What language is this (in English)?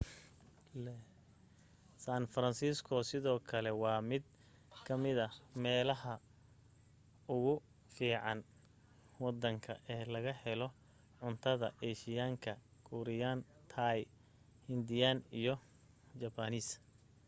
Somali